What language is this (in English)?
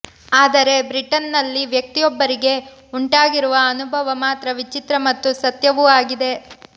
Kannada